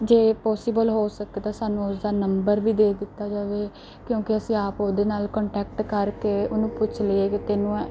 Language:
Punjabi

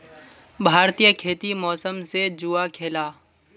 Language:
Magahi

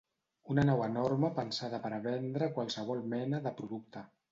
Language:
Catalan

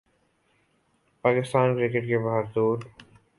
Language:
Urdu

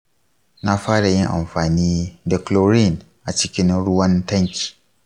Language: Hausa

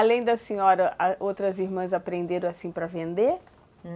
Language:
Portuguese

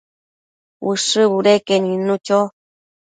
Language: Matsés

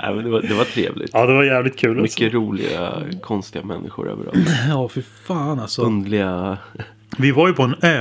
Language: Swedish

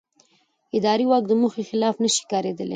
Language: Pashto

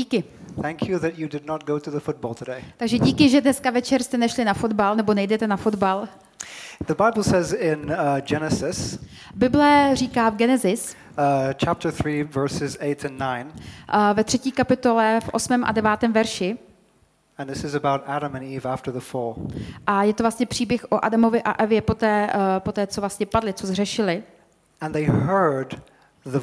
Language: Czech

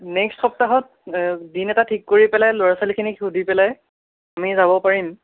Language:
Assamese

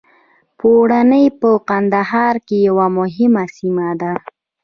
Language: Pashto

